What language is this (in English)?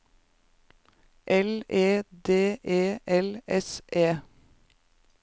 Norwegian